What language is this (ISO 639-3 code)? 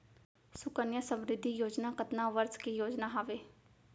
hne